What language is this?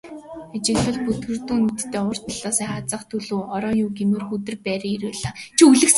Mongolian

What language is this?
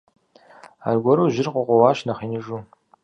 Kabardian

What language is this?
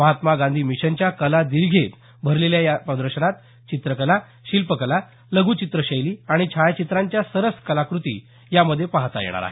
Marathi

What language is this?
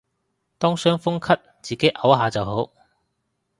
Cantonese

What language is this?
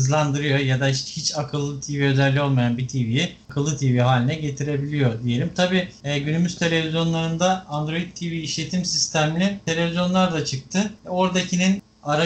Turkish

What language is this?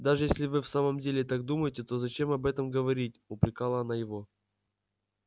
Russian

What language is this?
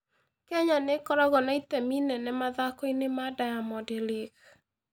Kikuyu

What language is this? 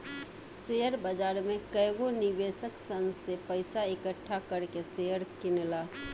Bhojpuri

